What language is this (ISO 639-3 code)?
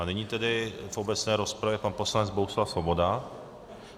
ces